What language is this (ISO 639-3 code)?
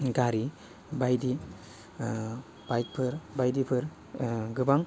brx